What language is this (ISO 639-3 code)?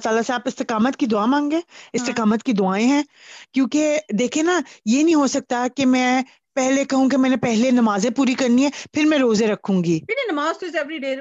pan